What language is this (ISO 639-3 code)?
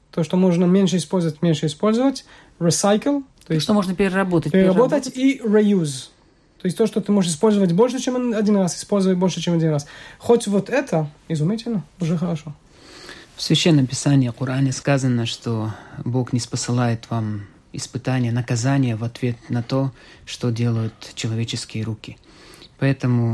rus